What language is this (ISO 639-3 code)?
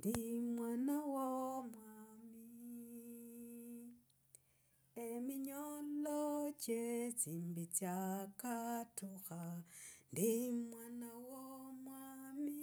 rag